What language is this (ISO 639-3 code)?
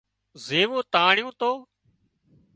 kxp